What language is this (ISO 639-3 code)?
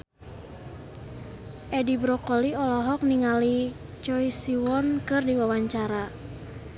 sun